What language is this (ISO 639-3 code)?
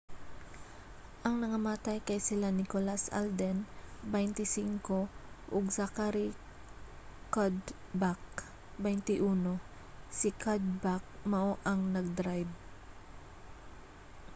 ceb